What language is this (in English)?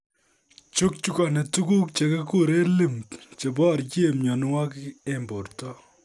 Kalenjin